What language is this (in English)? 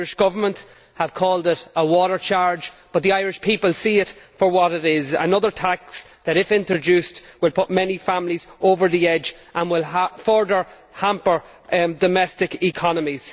English